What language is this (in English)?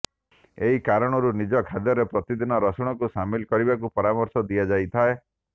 Odia